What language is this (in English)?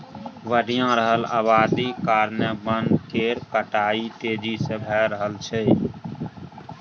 Maithili